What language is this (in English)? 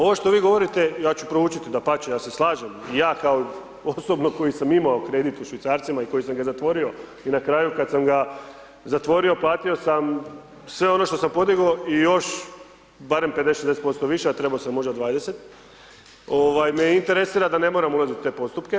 Croatian